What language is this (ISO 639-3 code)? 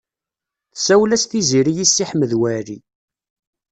kab